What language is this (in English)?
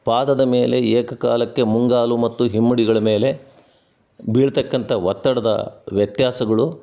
Kannada